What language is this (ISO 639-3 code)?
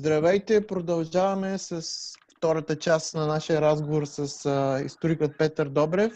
bul